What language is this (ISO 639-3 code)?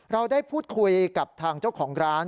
tha